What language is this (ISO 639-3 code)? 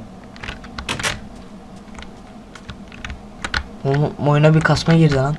tur